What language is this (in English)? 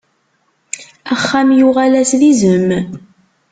Kabyle